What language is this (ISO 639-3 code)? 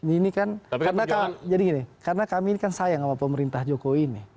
ind